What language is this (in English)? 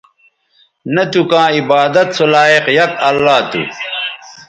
Bateri